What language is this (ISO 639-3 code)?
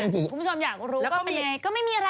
tha